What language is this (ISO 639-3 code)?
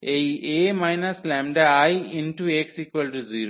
ben